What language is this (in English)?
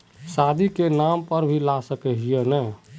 Magahi